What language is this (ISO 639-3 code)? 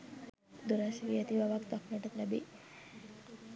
sin